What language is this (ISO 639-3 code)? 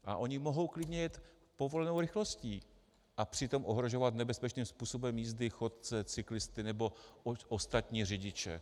ces